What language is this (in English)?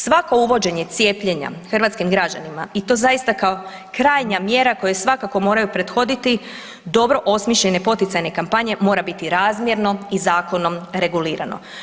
Croatian